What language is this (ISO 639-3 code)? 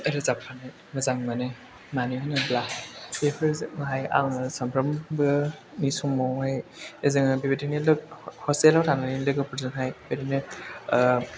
brx